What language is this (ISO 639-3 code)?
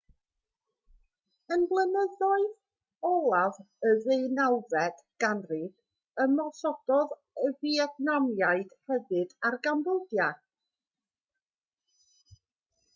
cym